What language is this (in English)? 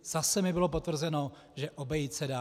Czech